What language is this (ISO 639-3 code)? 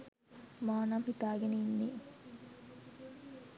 sin